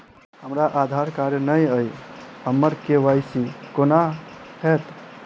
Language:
Maithili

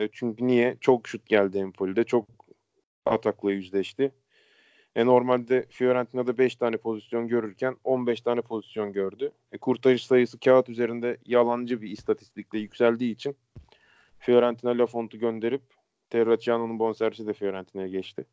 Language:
Turkish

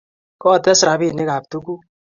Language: Kalenjin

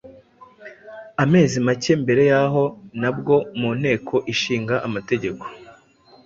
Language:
Kinyarwanda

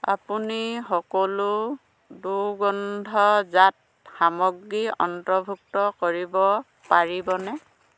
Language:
Assamese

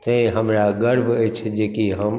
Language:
Maithili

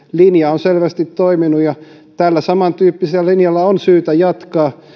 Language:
Finnish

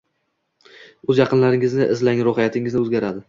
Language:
Uzbek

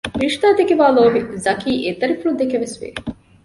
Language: Divehi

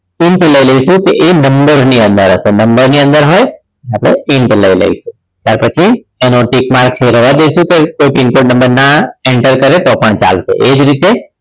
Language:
Gujarati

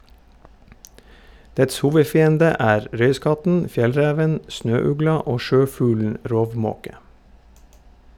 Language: Norwegian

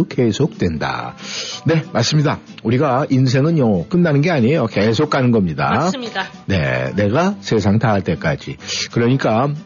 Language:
Korean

